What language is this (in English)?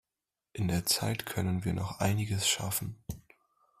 German